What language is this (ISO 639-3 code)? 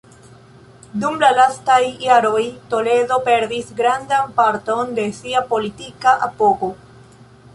epo